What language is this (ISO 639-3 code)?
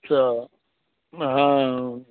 mai